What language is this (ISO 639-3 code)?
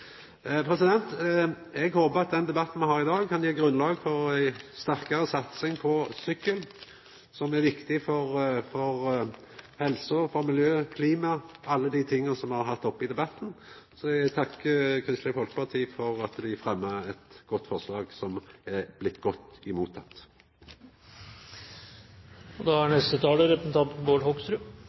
nno